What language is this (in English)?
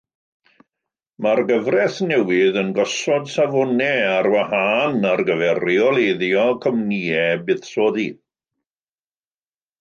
Welsh